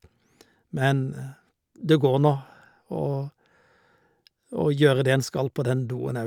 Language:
Norwegian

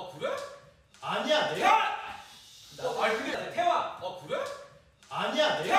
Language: Korean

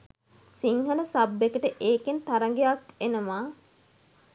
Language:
Sinhala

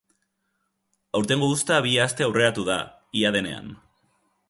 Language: Basque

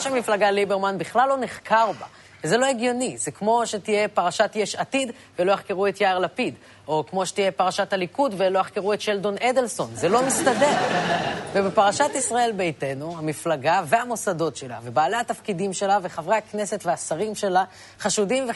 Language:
Hebrew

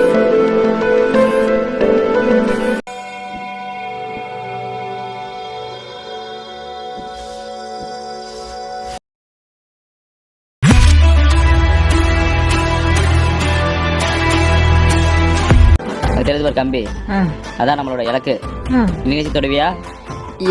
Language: Indonesian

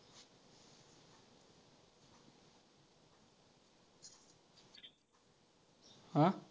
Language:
Marathi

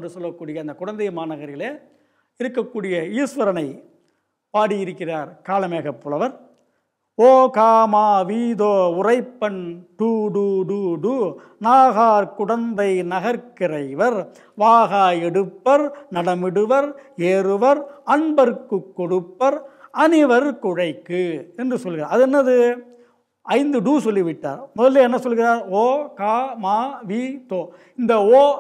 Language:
Turkish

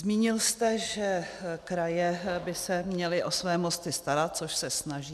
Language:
Czech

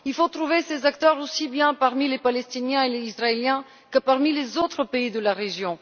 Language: French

